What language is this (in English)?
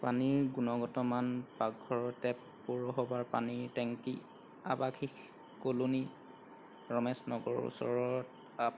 Assamese